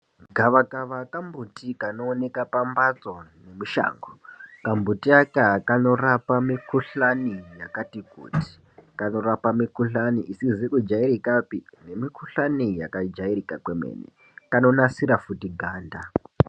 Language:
Ndau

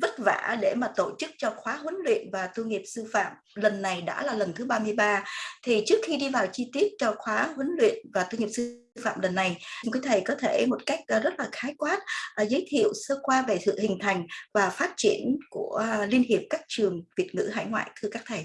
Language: Vietnamese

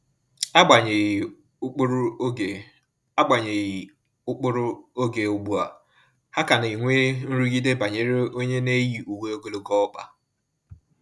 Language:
Igbo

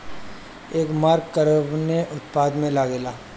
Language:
Bhojpuri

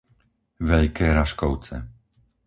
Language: Slovak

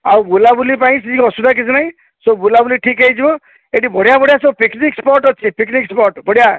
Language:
Odia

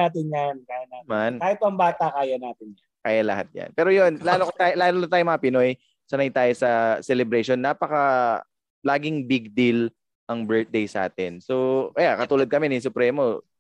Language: Filipino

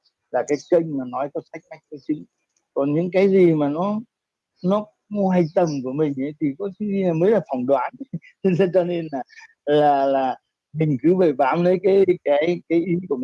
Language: Vietnamese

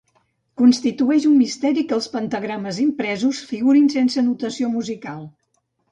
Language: Catalan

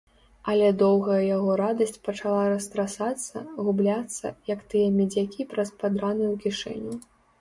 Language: Belarusian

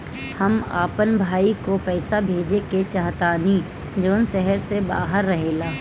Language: Bhojpuri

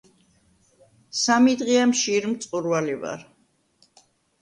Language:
Georgian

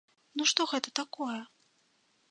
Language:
Belarusian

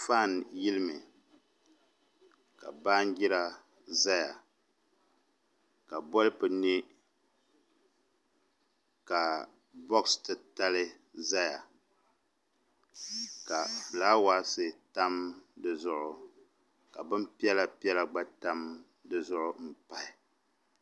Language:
Dagbani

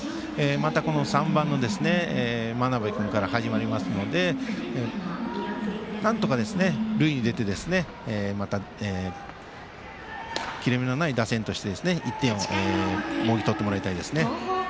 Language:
Japanese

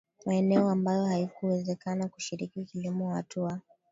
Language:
Swahili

